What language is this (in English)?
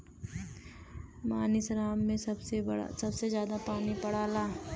Bhojpuri